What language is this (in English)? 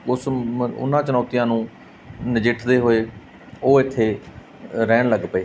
Punjabi